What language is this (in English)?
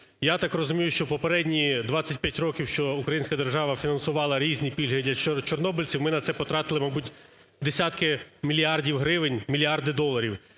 Ukrainian